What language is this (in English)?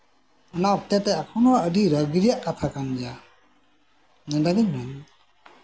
Santali